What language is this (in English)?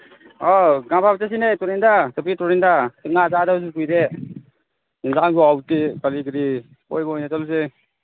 Manipuri